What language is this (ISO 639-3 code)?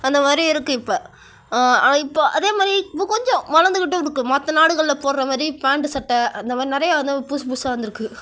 tam